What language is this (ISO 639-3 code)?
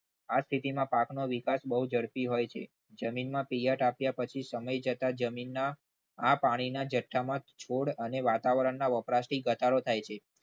guj